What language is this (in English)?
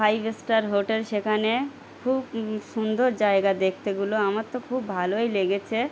Bangla